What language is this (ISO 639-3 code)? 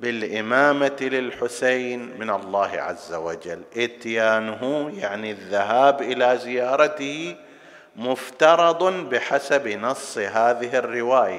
ara